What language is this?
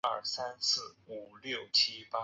Chinese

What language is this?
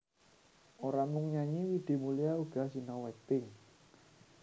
Javanese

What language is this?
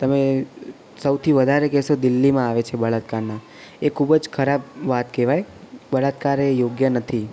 Gujarati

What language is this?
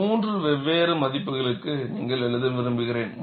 Tamil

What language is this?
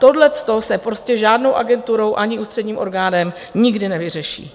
Czech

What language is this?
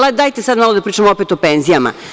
Serbian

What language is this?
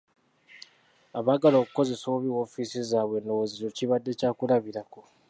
Ganda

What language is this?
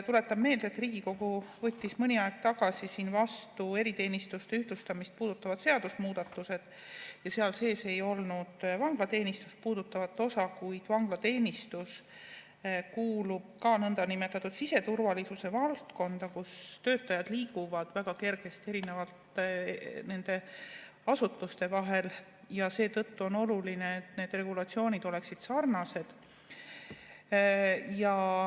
Estonian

